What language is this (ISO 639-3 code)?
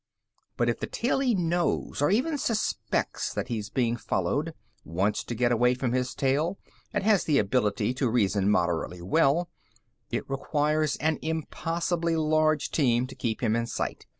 eng